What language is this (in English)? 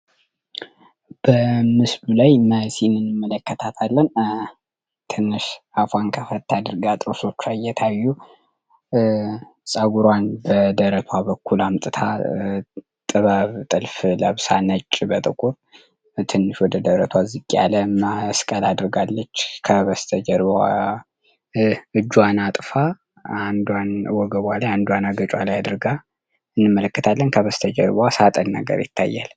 Amharic